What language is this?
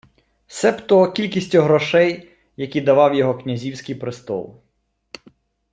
Ukrainian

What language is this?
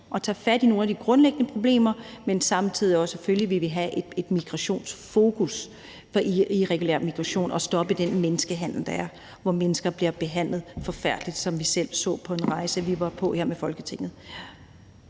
Danish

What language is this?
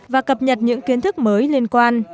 Vietnamese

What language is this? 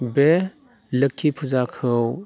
Bodo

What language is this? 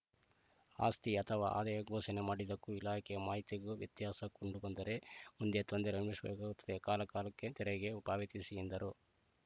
Kannada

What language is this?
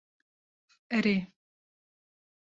Kurdish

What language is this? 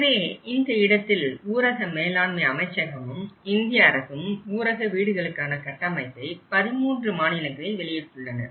Tamil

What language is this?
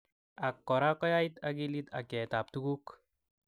Kalenjin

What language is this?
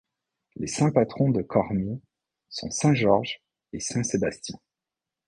French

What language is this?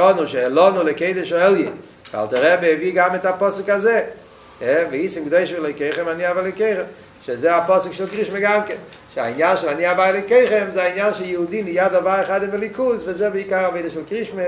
Hebrew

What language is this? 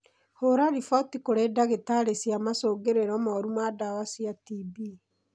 Kikuyu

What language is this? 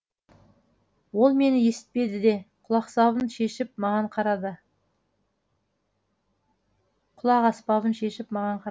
Kazakh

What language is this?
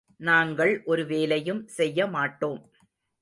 Tamil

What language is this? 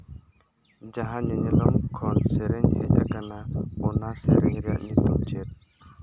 Santali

